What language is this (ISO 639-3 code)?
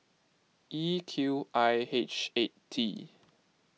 eng